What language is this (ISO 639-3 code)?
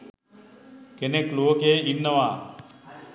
sin